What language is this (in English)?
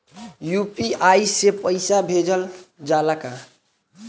Bhojpuri